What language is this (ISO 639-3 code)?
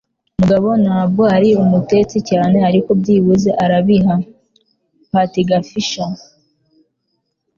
kin